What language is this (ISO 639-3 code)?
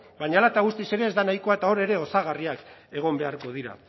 eus